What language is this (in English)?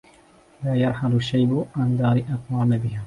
Arabic